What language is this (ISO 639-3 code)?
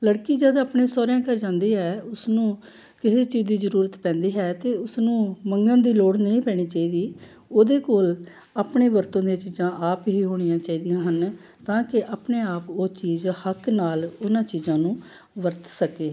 pan